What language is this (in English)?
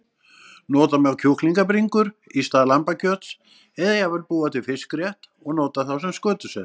Icelandic